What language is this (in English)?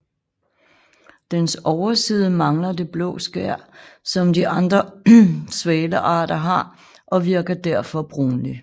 Danish